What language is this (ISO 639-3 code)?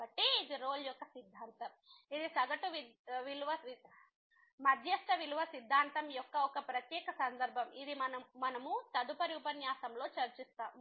tel